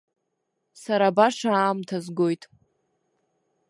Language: Abkhazian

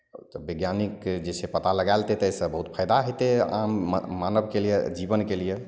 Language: Maithili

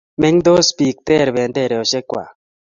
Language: Kalenjin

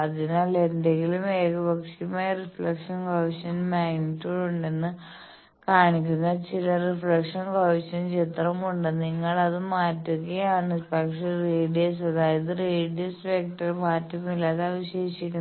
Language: Malayalam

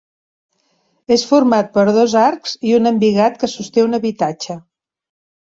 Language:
Catalan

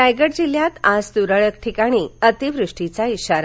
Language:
Marathi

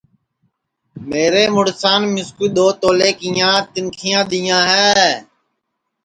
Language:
Sansi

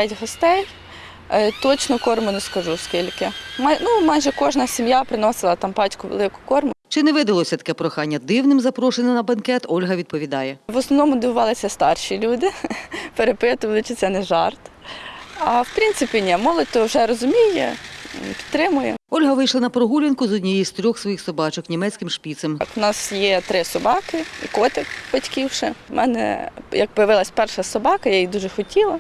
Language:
Ukrainian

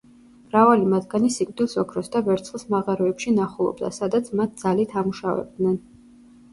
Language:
Georgian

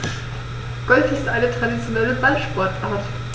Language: German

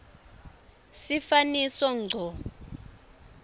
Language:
Swati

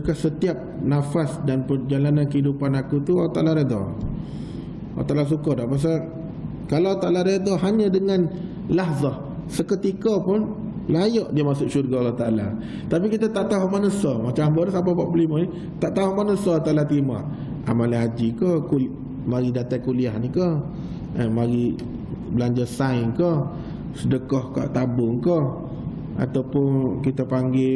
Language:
Malay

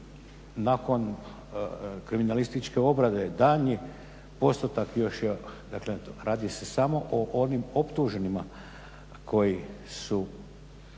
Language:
Croatian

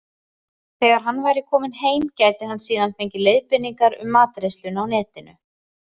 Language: Icelandic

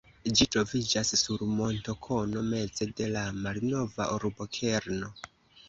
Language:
Esperanto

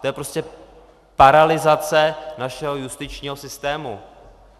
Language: Czech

